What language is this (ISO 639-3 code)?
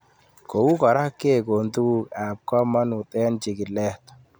kln